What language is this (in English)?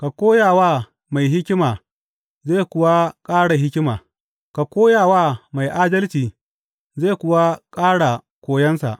Hausa